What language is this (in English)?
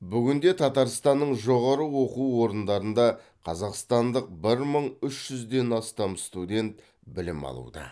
Kazakh